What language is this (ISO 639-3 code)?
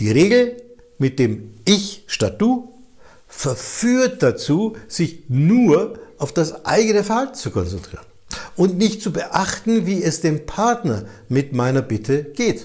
deu